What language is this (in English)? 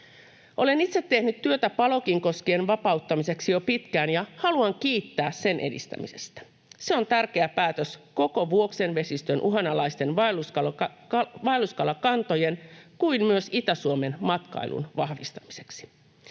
Finnish